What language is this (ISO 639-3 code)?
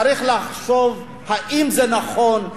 heb